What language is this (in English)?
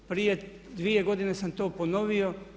Croatian